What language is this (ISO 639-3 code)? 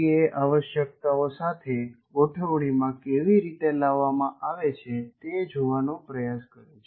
guj